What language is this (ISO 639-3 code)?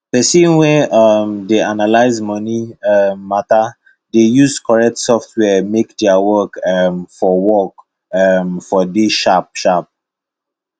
pcm